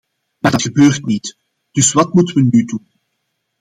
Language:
Dutch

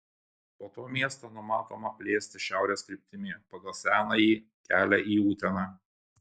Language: Lithuanian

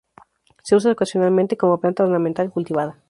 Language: Spanish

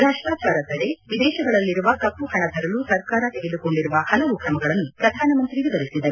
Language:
Kannada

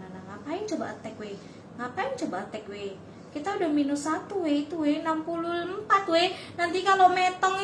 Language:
Indonesian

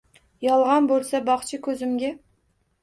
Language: Uzbek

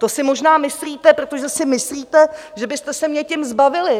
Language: Czech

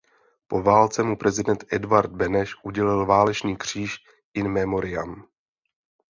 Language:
Czech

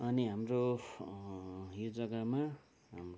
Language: Nepali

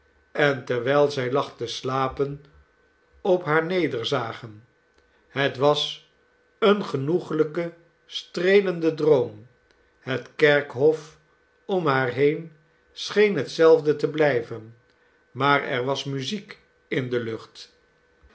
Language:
Dutch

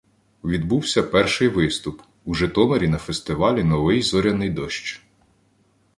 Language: Ukrainian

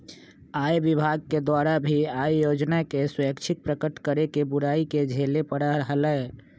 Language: Magahi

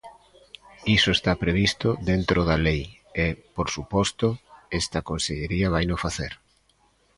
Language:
Galician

